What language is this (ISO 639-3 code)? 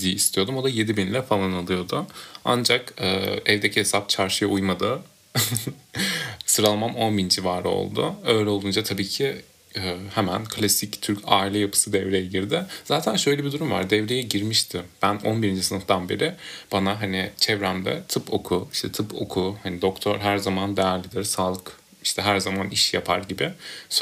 tur